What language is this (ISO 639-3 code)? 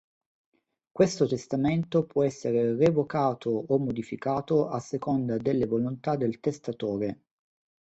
ita